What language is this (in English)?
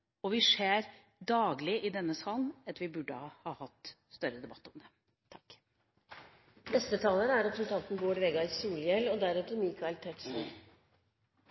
Norwegian Bokmål